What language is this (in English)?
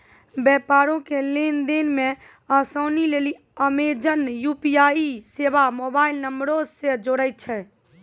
Maithili